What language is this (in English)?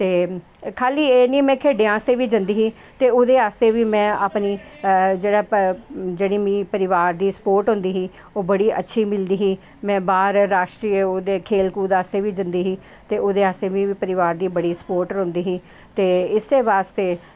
Dogri